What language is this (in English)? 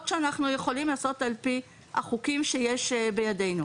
Hebrew